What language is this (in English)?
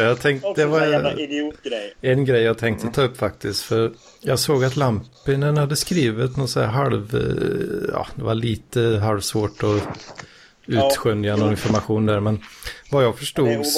Swedish